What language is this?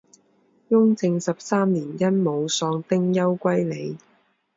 Chinese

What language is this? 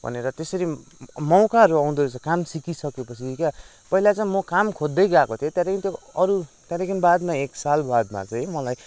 Nepali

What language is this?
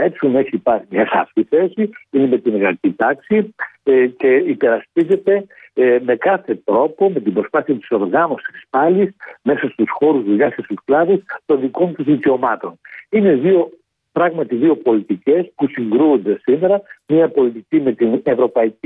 Greek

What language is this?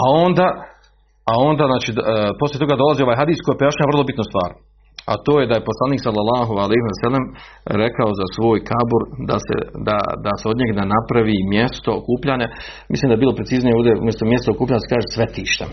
Croatian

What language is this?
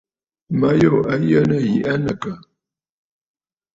Bafut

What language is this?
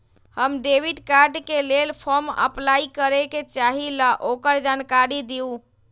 Magahi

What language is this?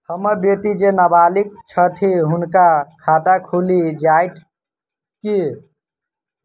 Maithili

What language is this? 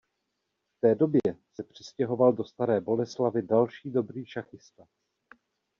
Czech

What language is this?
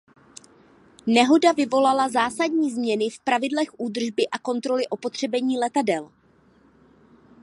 Czech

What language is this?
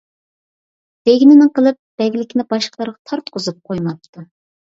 Uyghur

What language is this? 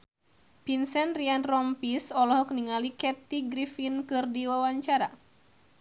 Sundanese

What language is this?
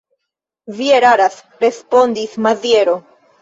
Esperanto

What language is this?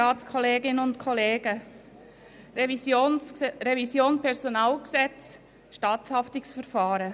Swiss German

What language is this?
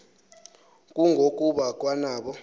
Xhosa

